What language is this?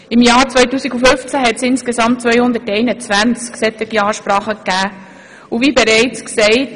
Swiss German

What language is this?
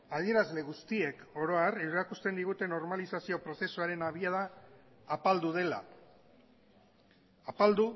Basque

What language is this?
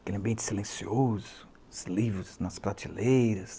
Portuguese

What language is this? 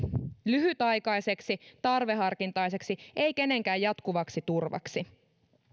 Finnish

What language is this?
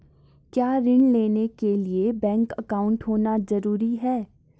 Hindi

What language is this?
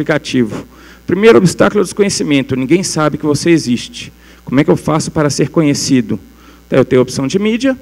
Portuguese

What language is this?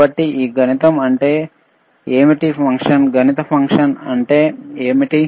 Telugu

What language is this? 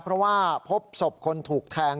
Thai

